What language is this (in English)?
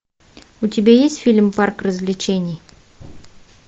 Russian